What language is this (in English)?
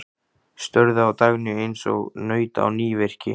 Icelandic